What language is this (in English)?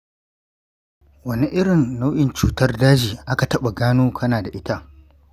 Hausa